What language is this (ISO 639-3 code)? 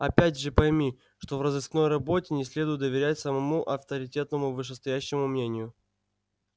rus